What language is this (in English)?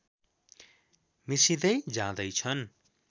Nepali